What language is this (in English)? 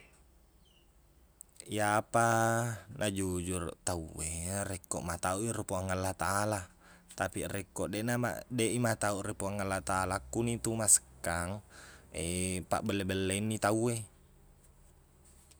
Buginese